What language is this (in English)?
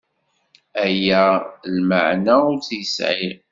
Kabyle